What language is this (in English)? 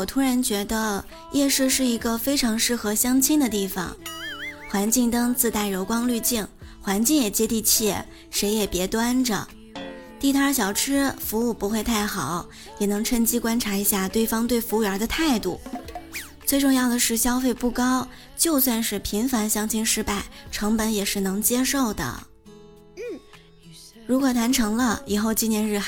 Chinese